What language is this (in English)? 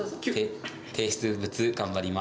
Japanese